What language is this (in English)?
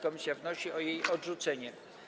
Polish